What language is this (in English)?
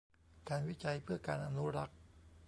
Thai